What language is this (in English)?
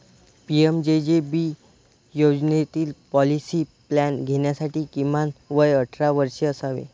Marathi